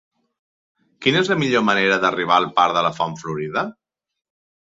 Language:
Catalan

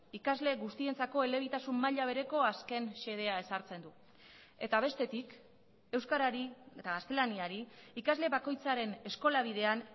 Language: Basque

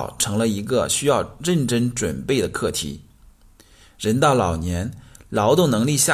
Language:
Chinese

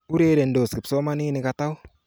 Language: Kalenjin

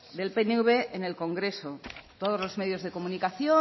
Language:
Spanish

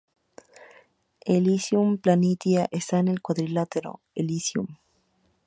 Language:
Spanish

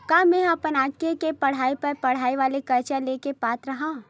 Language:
Chhattisgarhi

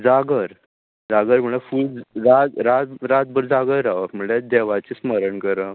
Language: Konkani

